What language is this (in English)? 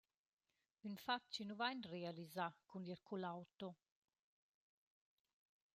Romansh